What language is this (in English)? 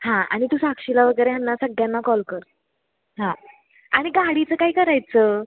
Marathi